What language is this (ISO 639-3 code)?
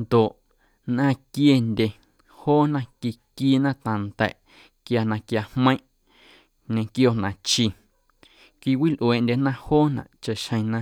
amu